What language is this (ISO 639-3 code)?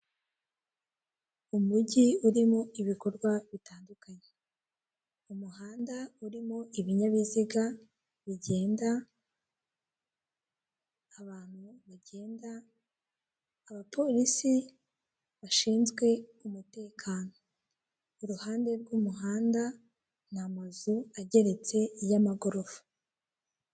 kin